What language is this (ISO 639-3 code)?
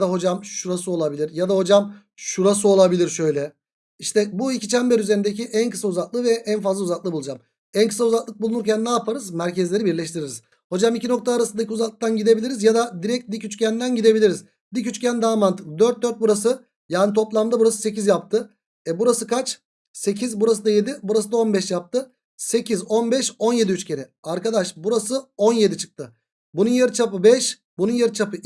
tur